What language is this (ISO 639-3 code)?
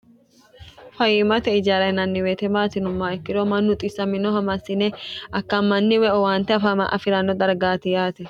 sid